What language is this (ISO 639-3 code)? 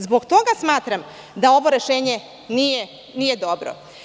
srp